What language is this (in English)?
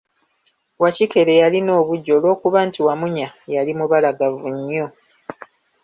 Ganda